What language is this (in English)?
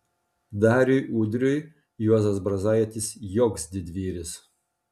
Lithuanian